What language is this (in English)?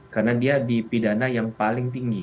Indonesian